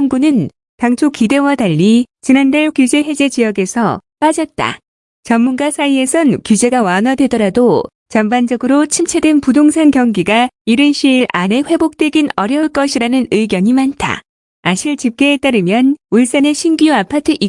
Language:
Korean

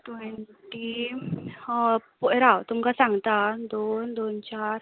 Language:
Konkani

